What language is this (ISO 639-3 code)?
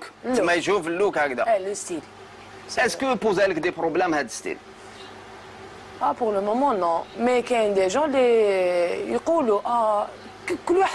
ara